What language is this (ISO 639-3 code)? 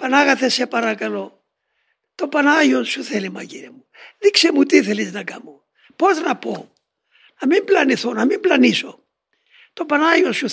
ell